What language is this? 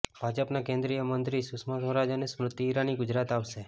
Gujarati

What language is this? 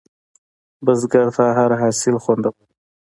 Pashto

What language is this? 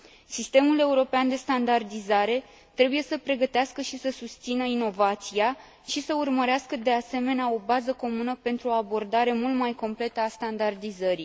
Romanian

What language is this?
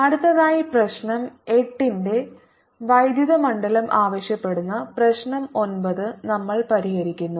Malayalam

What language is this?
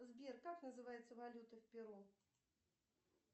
Russian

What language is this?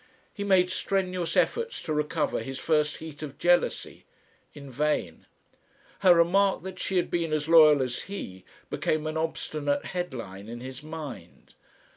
English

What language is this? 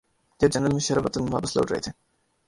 Urdu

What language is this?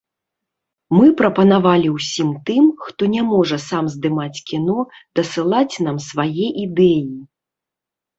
Belarusian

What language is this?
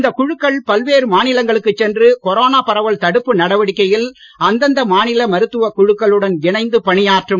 Tamil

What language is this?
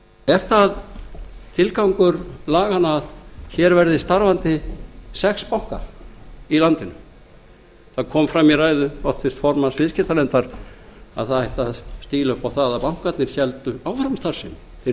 Icelandic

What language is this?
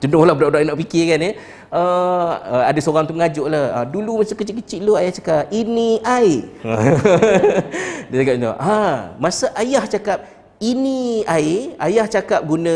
Malay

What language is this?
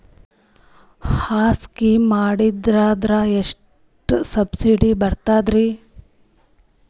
Kannada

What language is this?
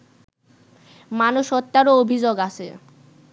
Bangla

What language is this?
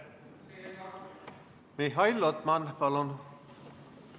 Estonian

